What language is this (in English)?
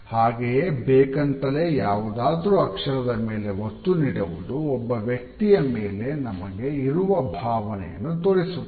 Kannada